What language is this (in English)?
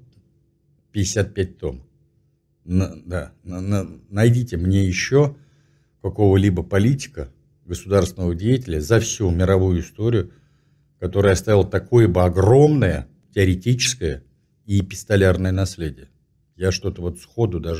Russian